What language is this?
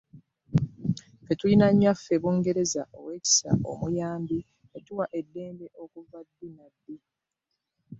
Ganda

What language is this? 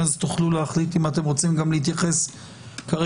Hebrew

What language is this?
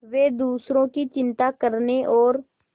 Hindi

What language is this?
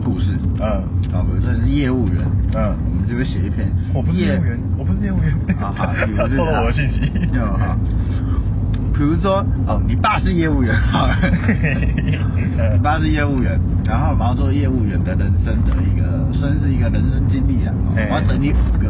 Chinese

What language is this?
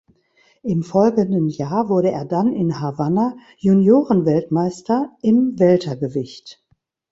German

